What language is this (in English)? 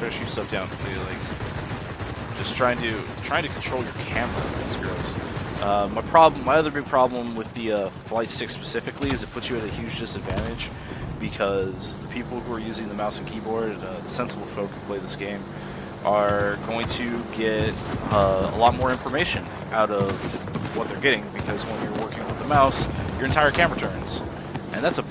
English